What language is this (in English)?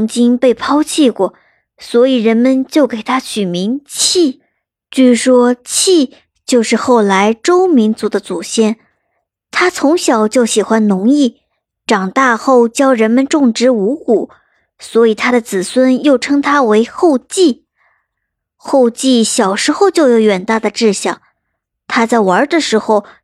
Chinese